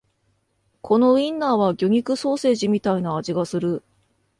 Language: Japanese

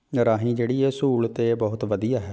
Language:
Punjabi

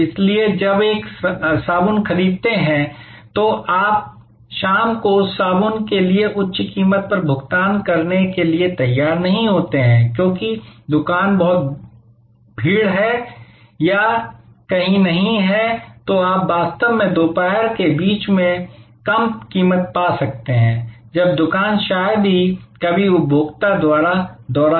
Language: Hindi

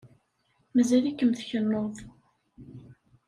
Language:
Kabyle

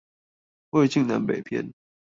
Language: Chinese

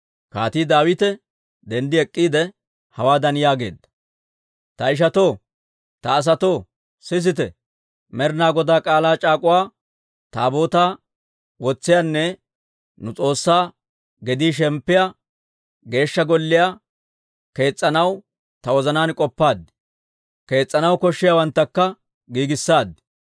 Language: Dawro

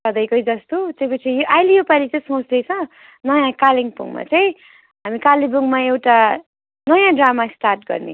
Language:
Nepali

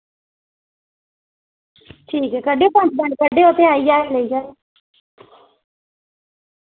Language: Dogri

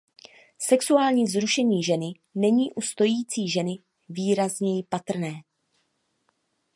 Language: Czech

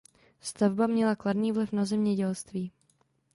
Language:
Czech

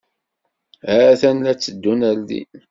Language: Kabyle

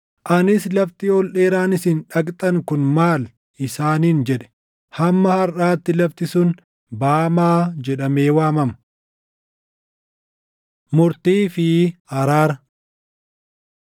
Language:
Oromo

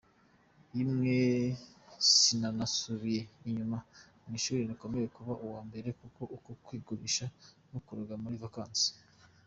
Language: Kinyarwanda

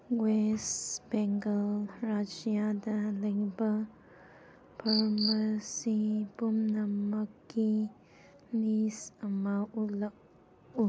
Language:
Manipuri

